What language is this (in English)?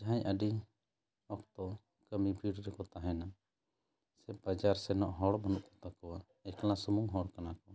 Santali